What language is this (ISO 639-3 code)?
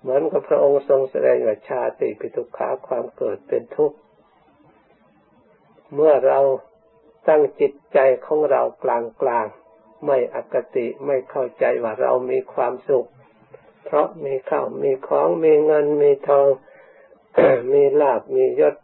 tha